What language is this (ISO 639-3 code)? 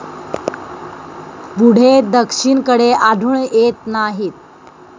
mar